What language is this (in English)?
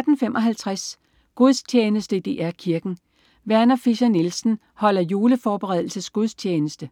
Danish